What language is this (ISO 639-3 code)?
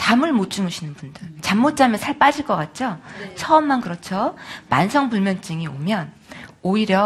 kor